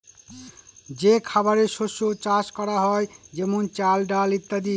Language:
Bangla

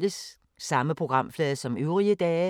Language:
Danish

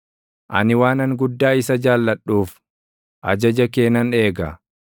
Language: Oromo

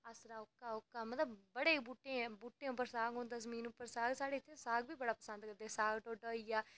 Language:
Dogri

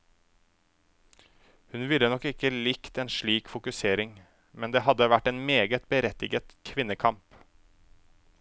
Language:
Norwegian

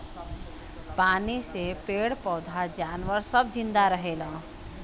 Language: Bhojpuri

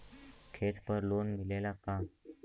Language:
Bhojpuri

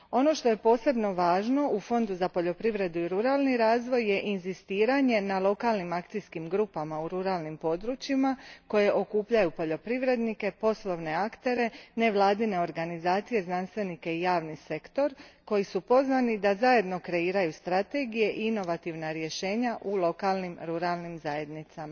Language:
Croatian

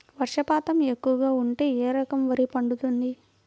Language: Telugu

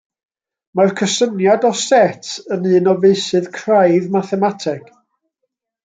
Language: Welsh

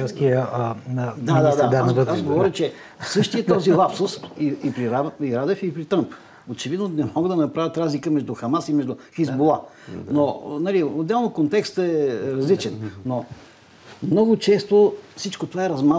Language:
Bulgarian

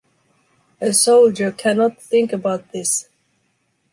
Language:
English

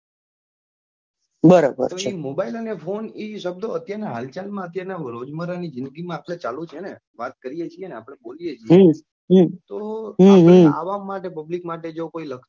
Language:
Gujarati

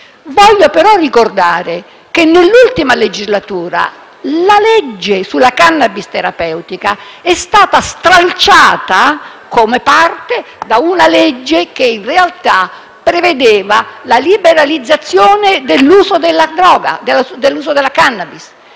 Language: Italian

